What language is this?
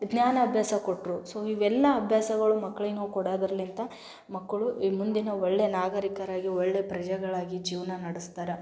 Kannada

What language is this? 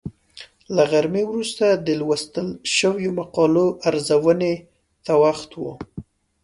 Pashto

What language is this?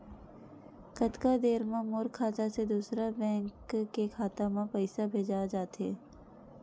Chhattisgarhi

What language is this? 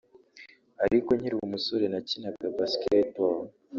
Kinyarwanda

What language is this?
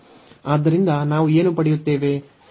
Kannada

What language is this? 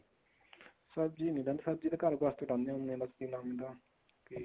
Punjabi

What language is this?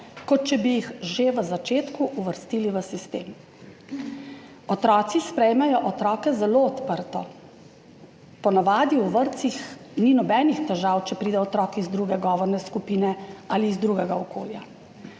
Slovenian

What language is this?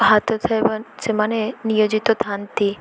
Odia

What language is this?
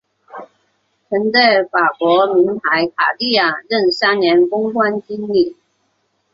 Chinese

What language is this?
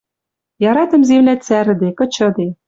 Western Mari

